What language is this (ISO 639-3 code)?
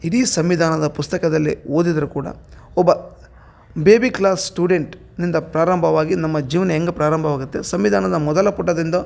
kan